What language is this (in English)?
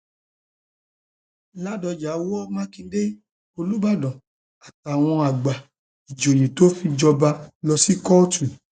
Yoruba